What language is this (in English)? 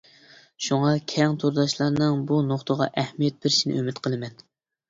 Uyghur